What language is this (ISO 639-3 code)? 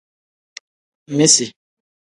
kdh